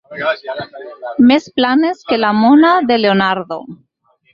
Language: Catalan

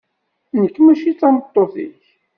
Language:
Kabyle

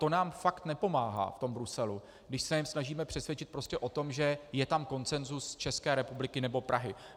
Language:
Czech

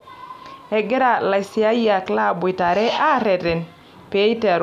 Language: Masai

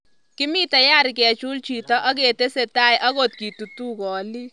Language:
Kalenjin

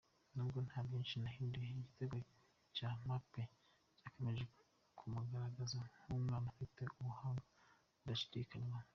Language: Kinyarwanda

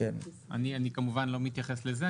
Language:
Hebrew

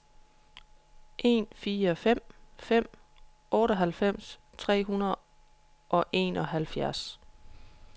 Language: Danish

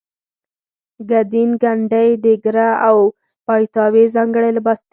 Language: Pashto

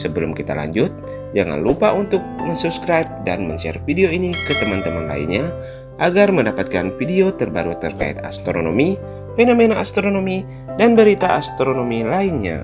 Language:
Indonesian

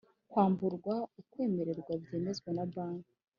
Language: Kinyarwanda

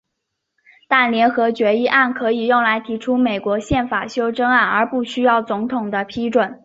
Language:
Chinese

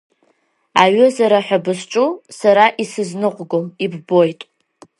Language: Abkhazian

